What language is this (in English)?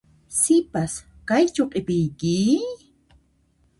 Puno Quechua